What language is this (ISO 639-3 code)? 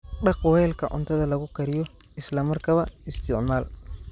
som